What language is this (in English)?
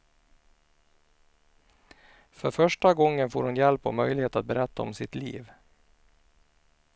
Swedish